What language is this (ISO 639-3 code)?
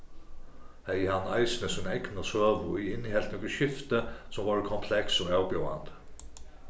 fao